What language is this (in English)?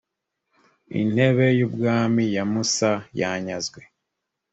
Kinyarwanda